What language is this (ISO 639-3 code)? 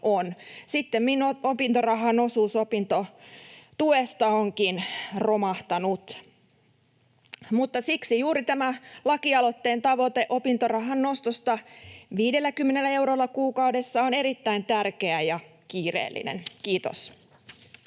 fin